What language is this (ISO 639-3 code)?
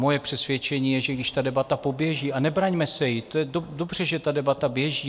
ces